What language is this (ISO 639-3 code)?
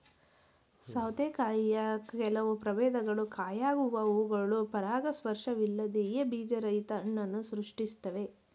kan